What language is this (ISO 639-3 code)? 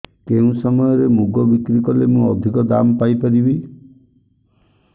ori